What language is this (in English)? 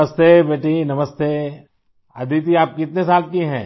Hindi